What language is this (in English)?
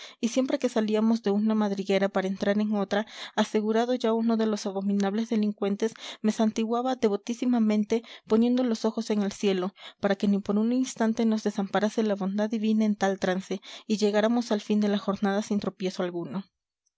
Spanish